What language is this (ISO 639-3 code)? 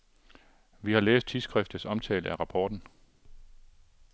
dan